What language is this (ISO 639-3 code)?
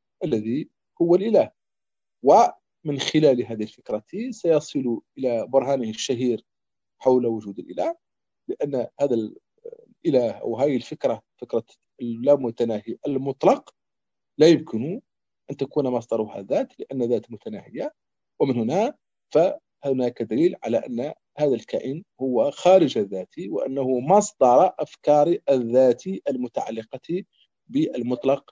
ara